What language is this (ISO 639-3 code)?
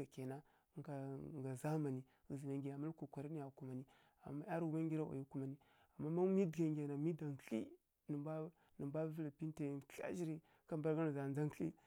fkk